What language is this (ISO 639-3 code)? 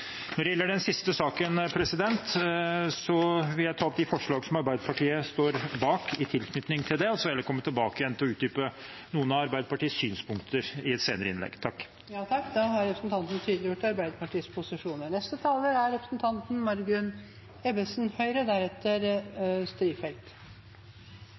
nor